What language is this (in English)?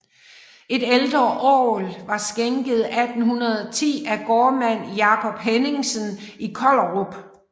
Danish